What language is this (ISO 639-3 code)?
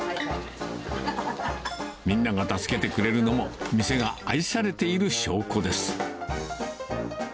jpn